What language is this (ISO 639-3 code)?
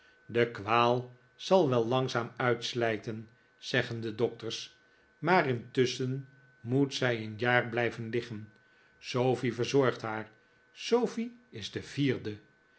nld